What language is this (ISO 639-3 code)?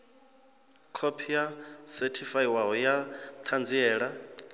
ven